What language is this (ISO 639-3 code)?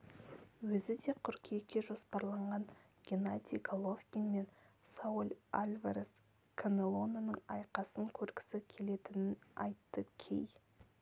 kaz